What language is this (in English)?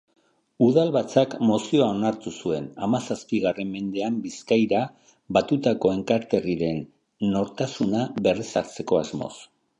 Basque